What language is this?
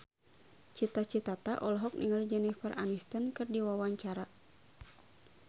Sundanese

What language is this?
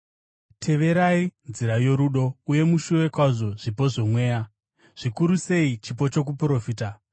Shona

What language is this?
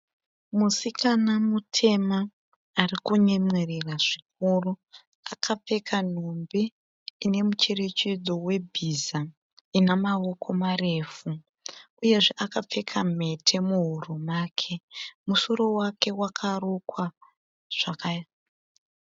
Shona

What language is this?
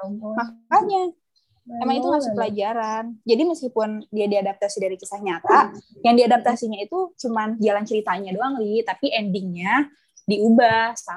Indonesian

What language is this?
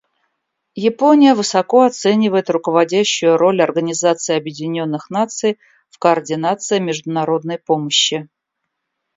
Russian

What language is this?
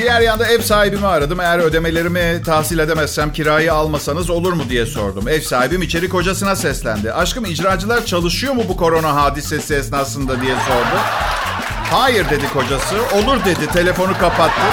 Turkish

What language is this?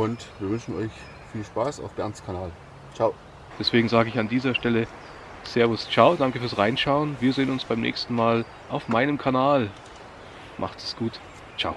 German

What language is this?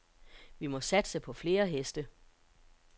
Danish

